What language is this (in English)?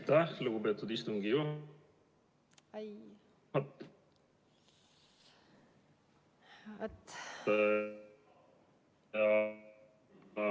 Estonian